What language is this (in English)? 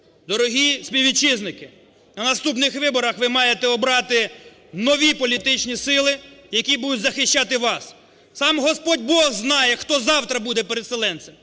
Ukrainian